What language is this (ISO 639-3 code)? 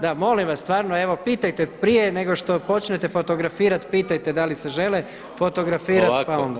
hrv